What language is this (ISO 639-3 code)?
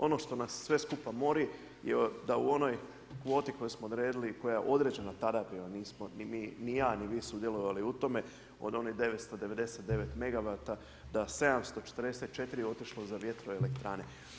hrv